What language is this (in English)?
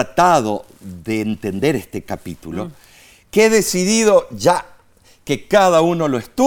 Spanish